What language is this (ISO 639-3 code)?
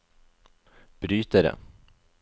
nor